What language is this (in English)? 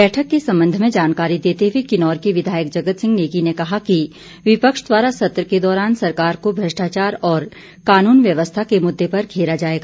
Hindi